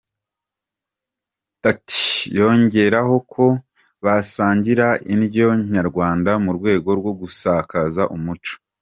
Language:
Kinyarwanda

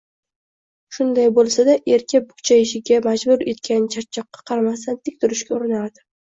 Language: Uzbek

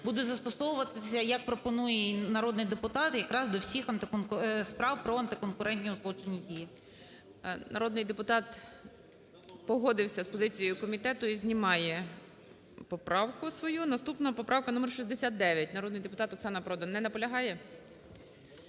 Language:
Ukrainian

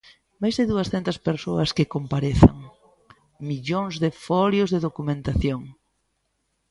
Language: Galician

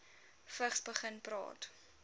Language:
Afrikaans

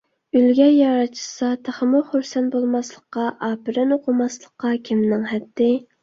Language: Uyghur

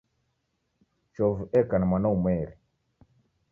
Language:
Taita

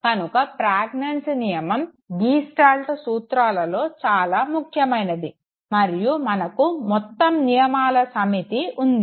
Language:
Telugu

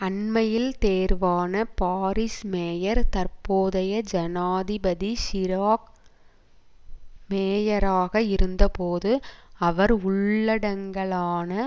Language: Tamil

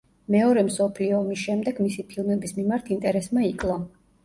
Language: Georgian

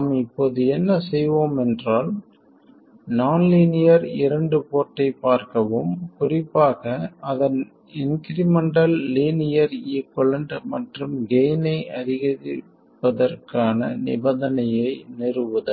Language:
Tamil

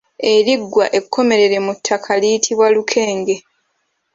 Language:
Ganda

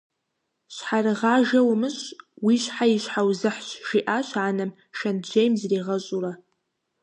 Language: Kabardian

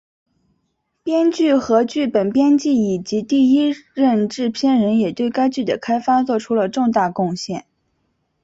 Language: Chinese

